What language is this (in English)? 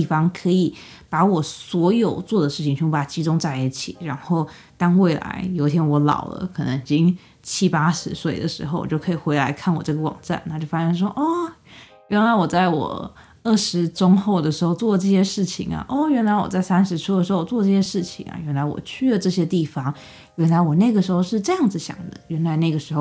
Chinese